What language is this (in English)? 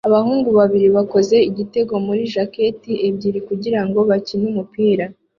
Kinyarwanda